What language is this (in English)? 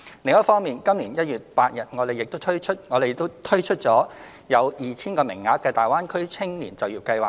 Cantonese